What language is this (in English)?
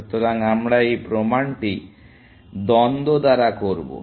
Bangla